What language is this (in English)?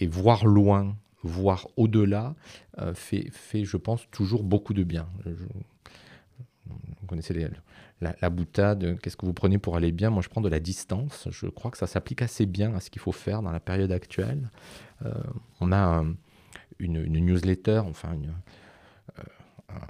French